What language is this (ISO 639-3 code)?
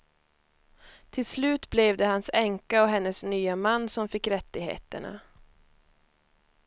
swe